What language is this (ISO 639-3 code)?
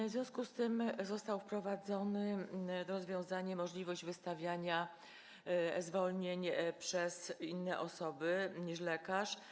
pol